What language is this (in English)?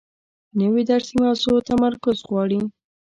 Pashto